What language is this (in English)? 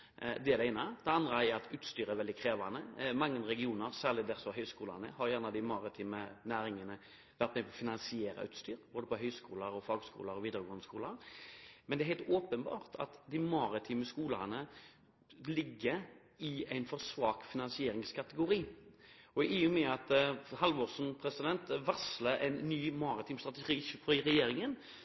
Norwegian Bokmål